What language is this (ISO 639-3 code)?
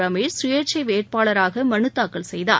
tam